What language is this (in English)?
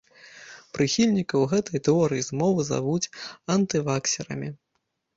Belarusian